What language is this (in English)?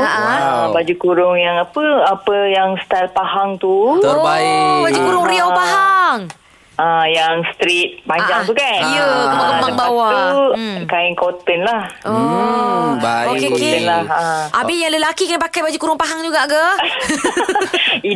Malay